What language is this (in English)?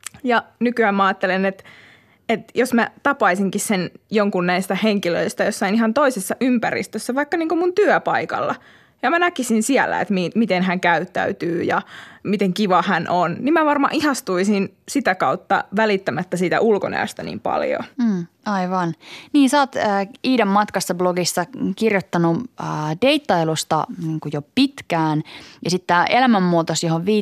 Finnish